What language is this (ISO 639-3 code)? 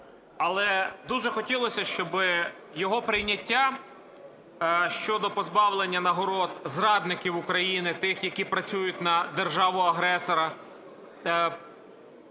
ukr